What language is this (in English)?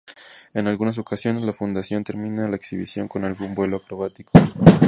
Spanish